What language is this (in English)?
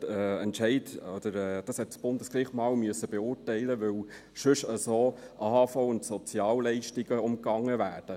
Swiss German